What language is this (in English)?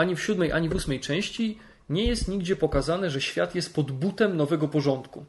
Polish